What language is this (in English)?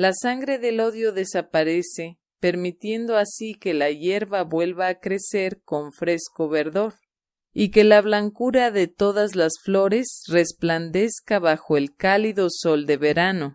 Spanish